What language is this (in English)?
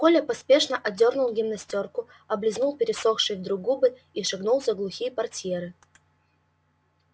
Russian